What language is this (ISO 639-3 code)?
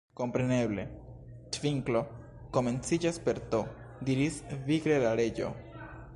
epo